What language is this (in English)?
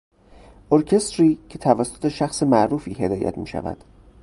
Persian